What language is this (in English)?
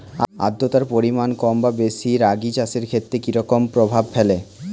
Bangla